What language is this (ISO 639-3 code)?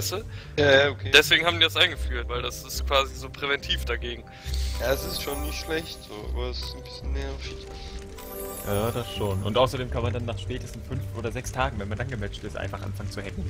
deu